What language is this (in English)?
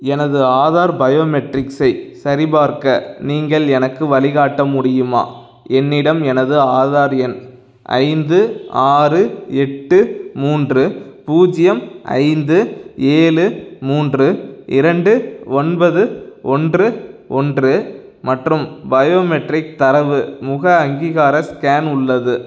Tamil